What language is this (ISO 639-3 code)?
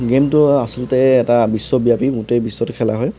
asm